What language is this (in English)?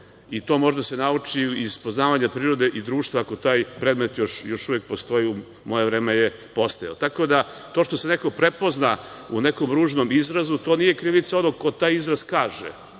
Serbian